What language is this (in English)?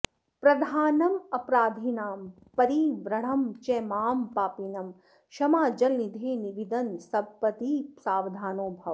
Sanskrit